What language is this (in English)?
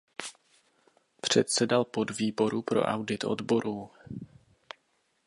Czech